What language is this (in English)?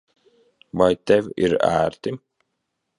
Latvian